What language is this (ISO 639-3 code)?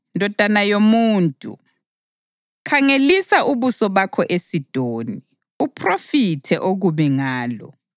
nde